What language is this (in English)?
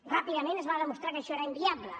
Catalan